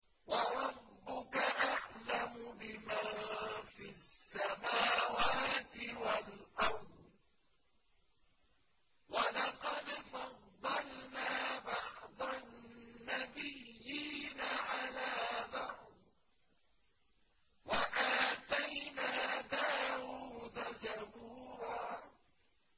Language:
Arabic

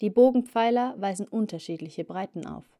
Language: German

